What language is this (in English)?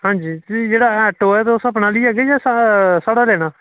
Dogri